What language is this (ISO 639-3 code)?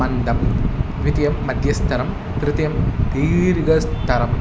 san